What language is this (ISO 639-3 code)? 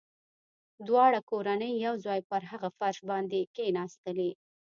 pus